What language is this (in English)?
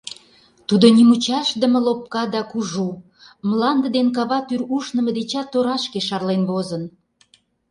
Mari